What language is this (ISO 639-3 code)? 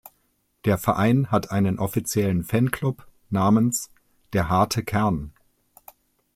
deu